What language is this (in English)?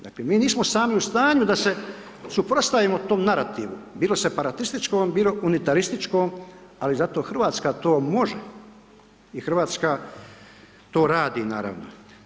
Croatian